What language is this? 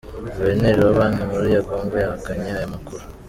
Kinyarwanda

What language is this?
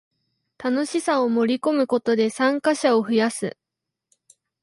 Japanese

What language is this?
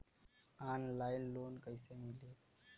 Bhojpuri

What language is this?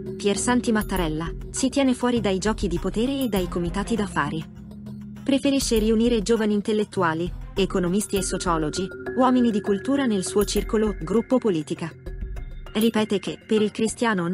Italian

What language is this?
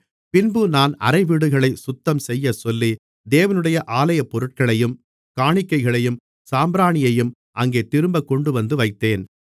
Tamil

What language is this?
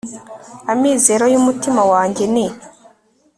Kinyarwanda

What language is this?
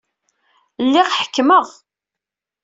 Kabyle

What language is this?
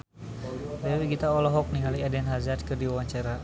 Sundanese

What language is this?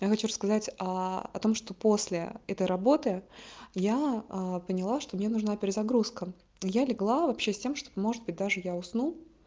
Russian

